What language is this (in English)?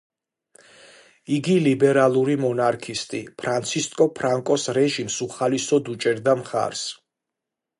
Georgian